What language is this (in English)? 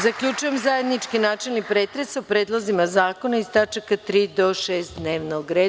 Serbian